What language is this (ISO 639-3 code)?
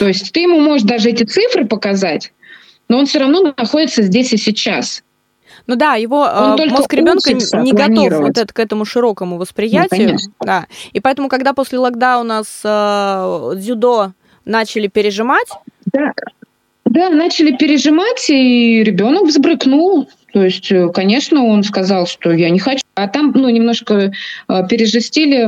rus